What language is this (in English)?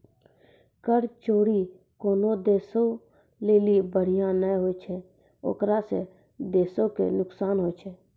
Maithili